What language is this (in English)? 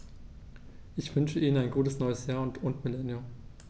German